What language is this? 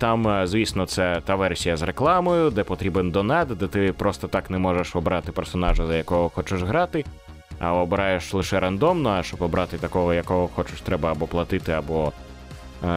Ukrainian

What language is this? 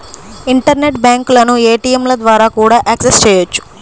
Telugu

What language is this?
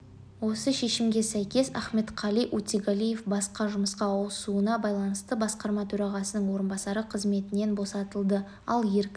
Kazakh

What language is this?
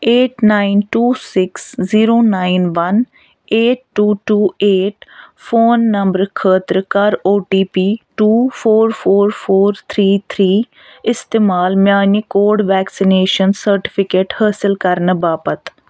Kashmiri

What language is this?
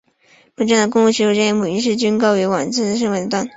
Chinese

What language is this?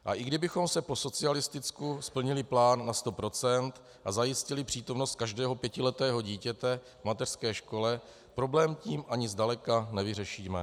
Czech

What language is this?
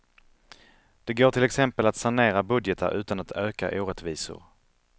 Swedish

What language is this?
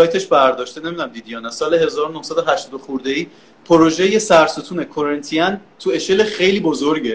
Persian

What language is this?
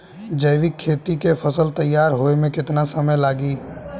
Bhojpuri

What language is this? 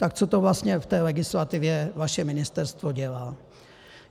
Czech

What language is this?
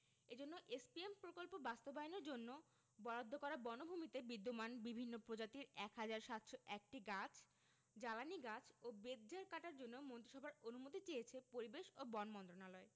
Bangla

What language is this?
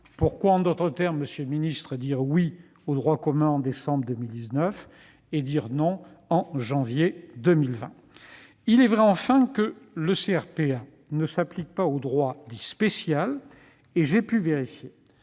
French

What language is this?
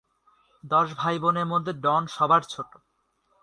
Bangla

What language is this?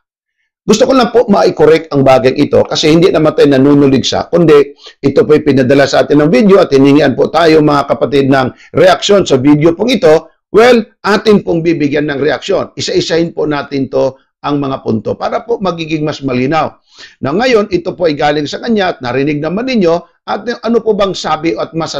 Filipino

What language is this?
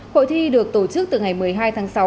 Vietnamese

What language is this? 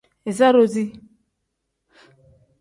Tem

